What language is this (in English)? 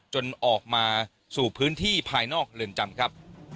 Thai